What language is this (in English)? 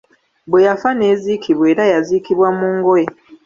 Ganda